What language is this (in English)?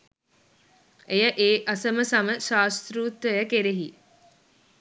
Sinhala